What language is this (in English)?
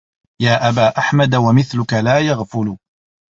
Arabic